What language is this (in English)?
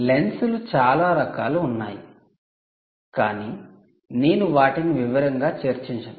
Telugu